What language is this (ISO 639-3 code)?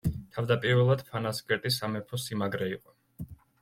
kat